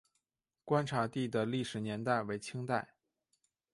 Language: Chinese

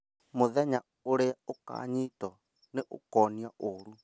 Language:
Kikuyu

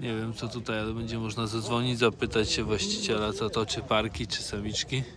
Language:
Polish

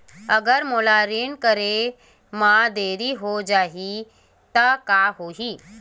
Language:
Chhattisgarhi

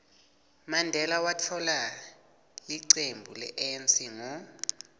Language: Swati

